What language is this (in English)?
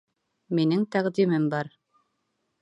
Bashkir